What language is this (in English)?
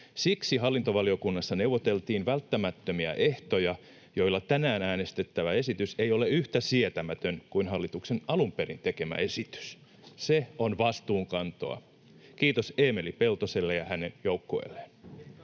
Finnish